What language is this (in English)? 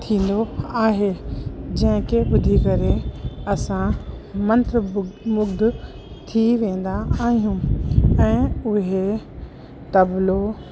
Sindhi